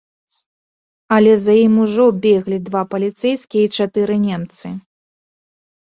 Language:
Belarusian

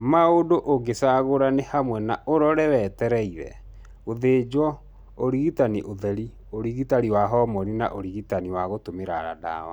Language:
Kikuyu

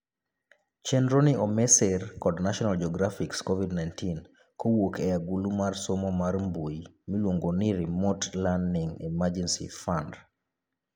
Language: Luo (Kenya and Tanzania)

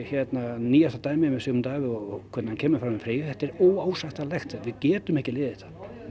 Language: Icelandic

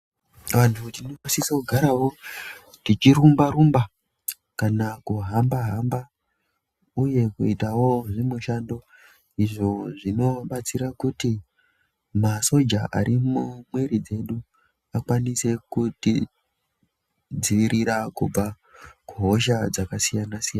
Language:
Ndau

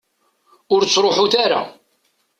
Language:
Kabyle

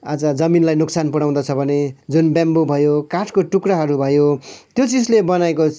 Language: Nepali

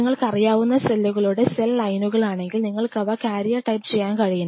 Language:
Malayalam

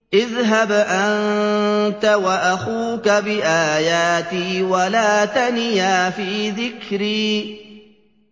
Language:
Arabic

